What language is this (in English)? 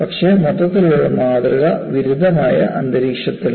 Malayalam